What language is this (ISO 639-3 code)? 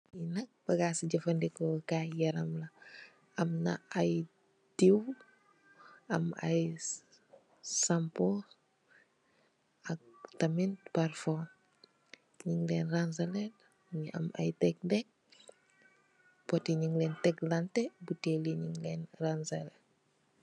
wol